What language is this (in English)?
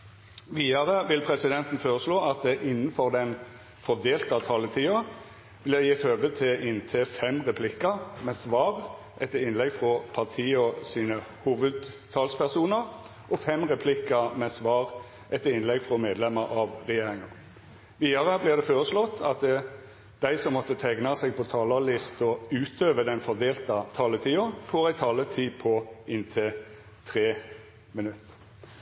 Norwegian Nynorsk